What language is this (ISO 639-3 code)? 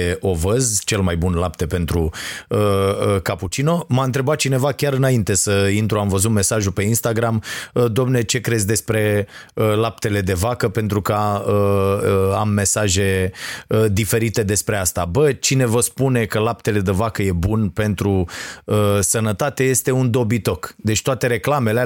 ron